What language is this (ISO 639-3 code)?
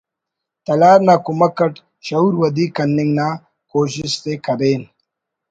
brh